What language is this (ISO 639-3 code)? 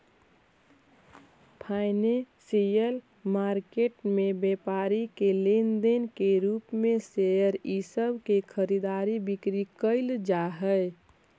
mag